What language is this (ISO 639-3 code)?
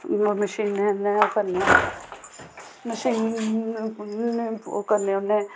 doi